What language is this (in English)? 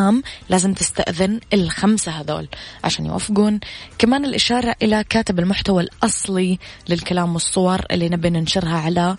Arabic